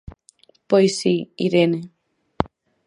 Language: Galician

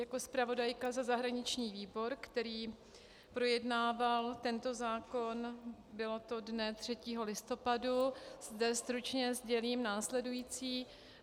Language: Czech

